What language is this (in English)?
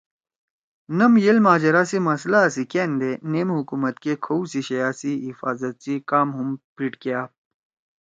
Torwali